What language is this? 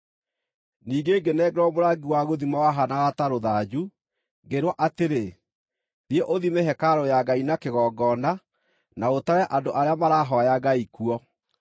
Kikuyu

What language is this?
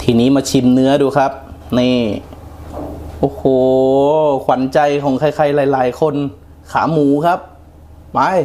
Thai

